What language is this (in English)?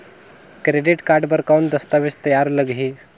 Chhattisgarhi